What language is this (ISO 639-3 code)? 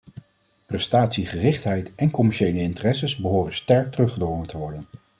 nld